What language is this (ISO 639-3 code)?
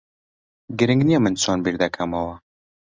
ckb